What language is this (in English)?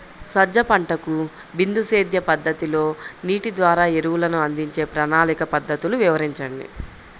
Telugu